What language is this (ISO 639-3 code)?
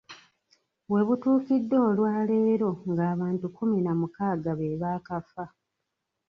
lug